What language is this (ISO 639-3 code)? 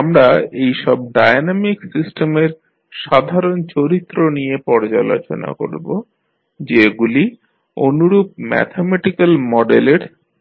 ben